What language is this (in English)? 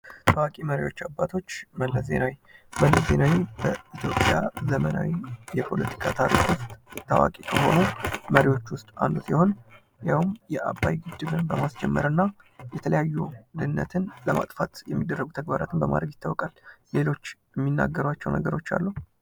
Amharic